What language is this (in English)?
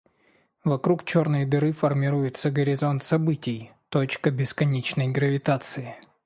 Russian